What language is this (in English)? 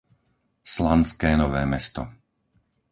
Slovak